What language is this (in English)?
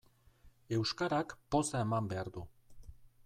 Basque